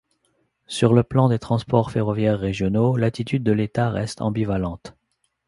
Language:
French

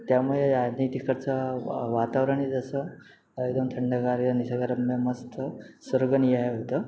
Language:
Marathi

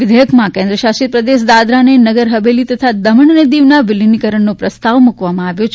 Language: Gujarati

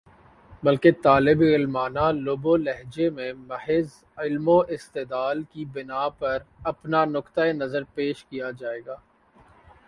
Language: Urdu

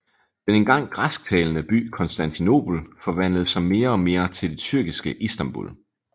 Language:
Danish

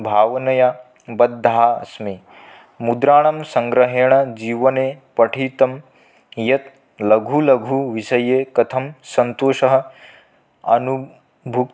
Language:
Sanskrit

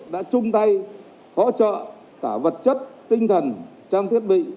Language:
Vietnamese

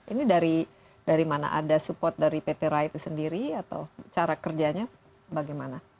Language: Indonesian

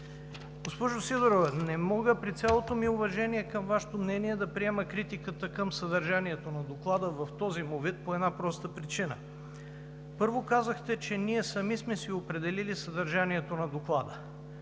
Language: Bulgarian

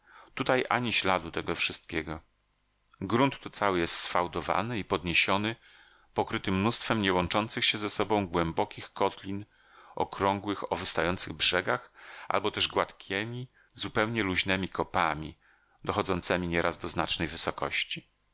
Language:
Polish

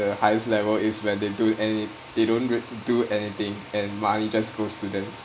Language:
English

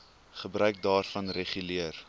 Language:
Afrikaans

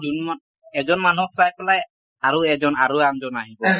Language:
Assamese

